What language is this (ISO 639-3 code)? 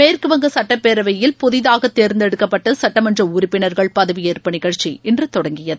tam